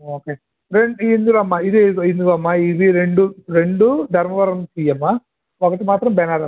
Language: Telugu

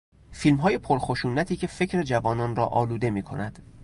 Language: Persian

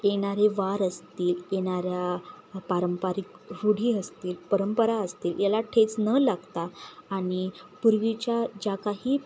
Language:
Marathi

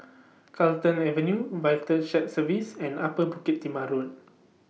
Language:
English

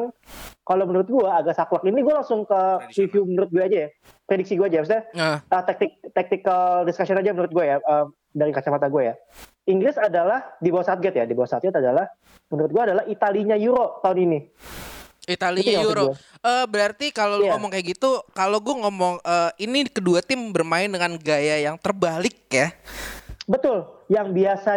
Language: Indonesian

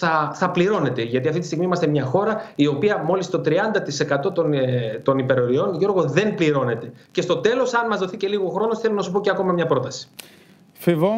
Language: Greek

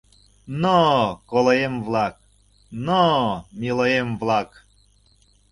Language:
Mari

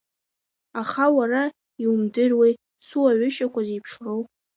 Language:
Abkhazian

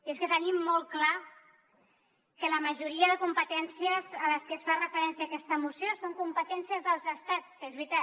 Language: Catalan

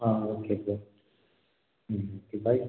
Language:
Tamil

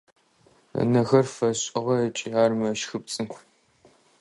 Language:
Adyghe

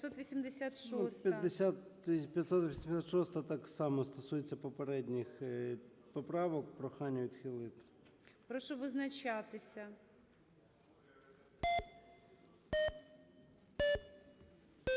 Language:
Ukrainian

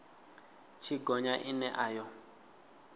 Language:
Venda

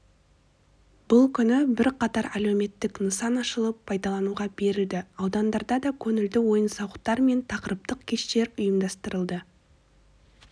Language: Kazakh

